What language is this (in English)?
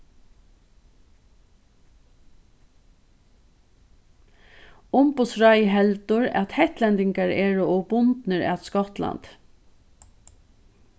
Faroese